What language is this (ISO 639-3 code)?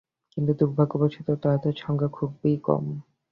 ben